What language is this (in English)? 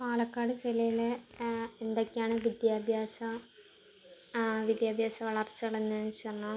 Malayalam